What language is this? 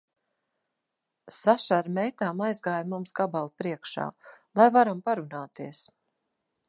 Latvian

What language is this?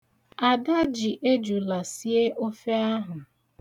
Igbo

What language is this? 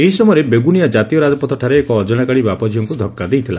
Odia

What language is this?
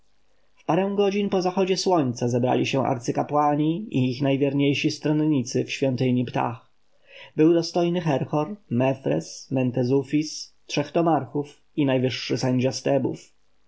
Polish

